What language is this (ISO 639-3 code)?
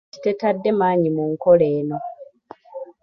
lug